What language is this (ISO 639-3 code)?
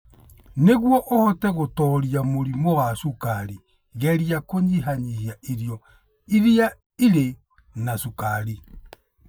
kik